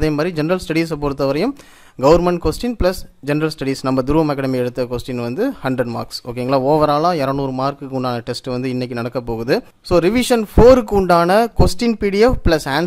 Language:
Spanish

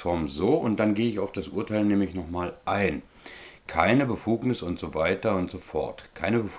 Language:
German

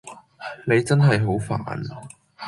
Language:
Cantonese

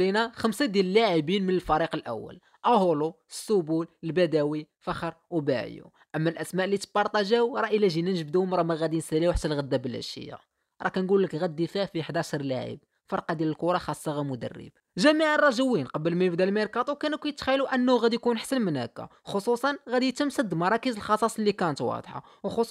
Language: Arabic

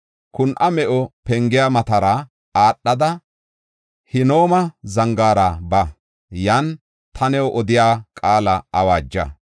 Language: Gofa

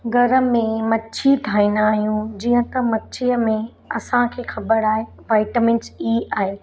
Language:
Sindhi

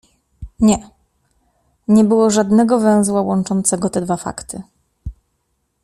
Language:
Polish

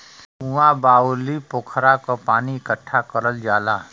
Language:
Bhojpuri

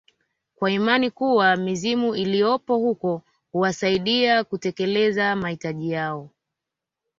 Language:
Swahili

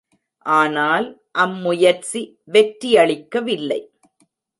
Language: Tamil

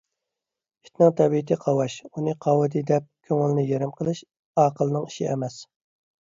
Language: Uyghur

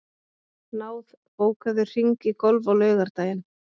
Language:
Icelandic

